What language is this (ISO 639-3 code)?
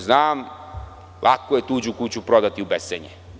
srp